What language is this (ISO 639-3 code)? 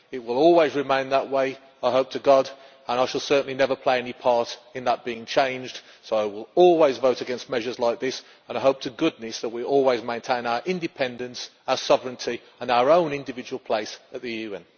eng